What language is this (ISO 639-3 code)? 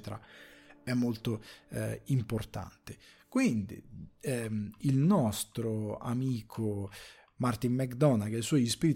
ita